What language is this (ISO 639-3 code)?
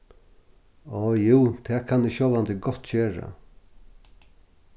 fao